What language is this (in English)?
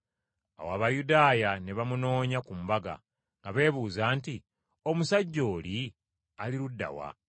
Ganda